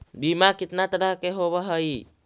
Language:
Magahi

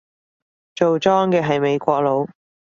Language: Cantonese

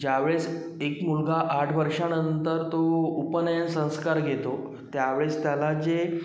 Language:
Marathi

